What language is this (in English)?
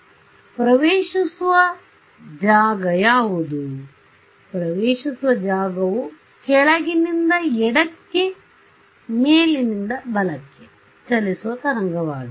Kannada